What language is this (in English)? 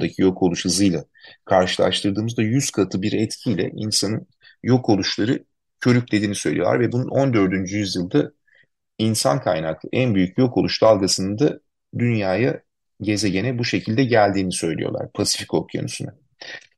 Turkish